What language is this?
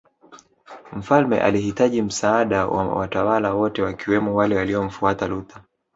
Swahili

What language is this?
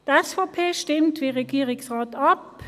Swiss German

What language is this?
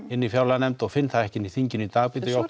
Icelandic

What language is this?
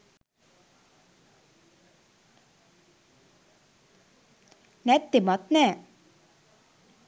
Sinhala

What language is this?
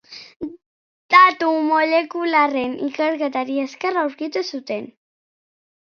Basque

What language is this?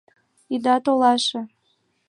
Mari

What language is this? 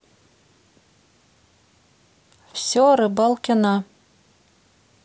Russian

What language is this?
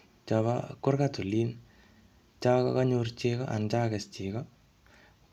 Kalenjin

